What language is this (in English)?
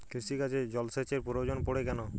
Bangla